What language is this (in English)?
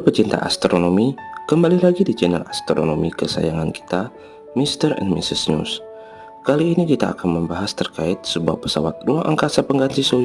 Indonesian